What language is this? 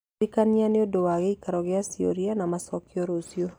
Kikuyu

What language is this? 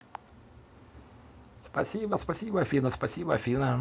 Russian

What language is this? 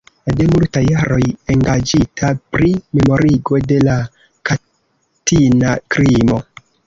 Esperanto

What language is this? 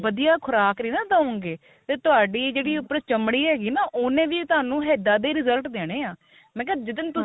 Punjabi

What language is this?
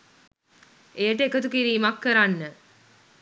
Sinhala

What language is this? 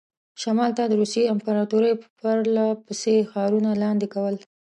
Pashto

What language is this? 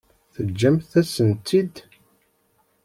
Kabyle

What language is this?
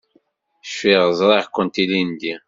Kabyle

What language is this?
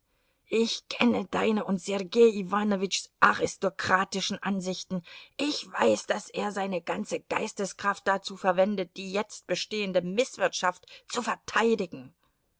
German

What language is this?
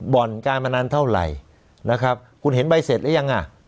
Thai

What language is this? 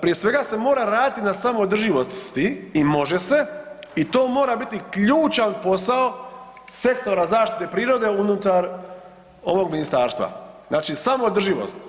Croatian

